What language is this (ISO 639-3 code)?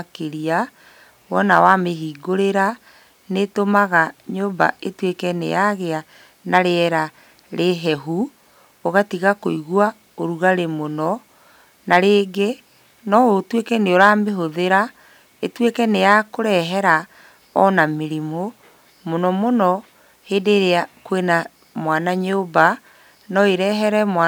kik